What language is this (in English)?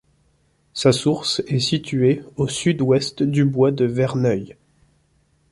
French